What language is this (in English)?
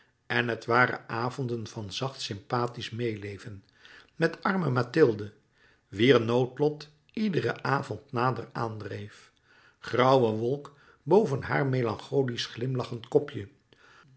Dutch